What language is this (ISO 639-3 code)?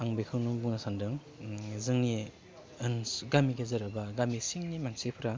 brx